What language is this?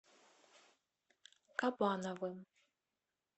Russian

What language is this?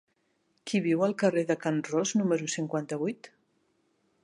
Catalan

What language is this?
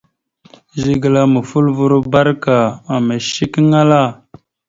Mada (Cameroon)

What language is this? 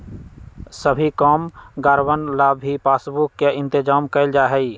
Magahi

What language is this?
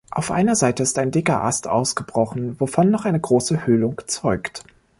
German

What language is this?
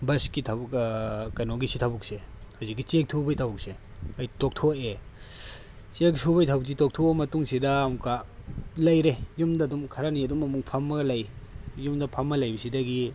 Manipuri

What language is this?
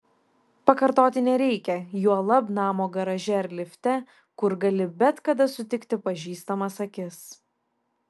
Lithuanian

